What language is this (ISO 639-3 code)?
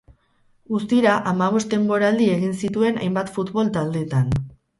eus